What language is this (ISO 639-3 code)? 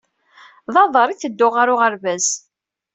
kab